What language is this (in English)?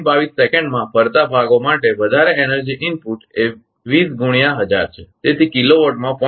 Gujarati